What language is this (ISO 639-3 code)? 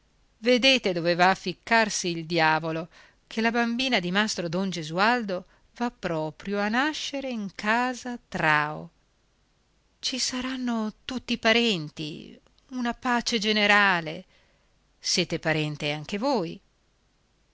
ita